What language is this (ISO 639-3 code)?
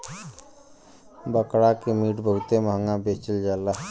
bho